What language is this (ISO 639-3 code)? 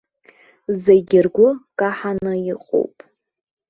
abk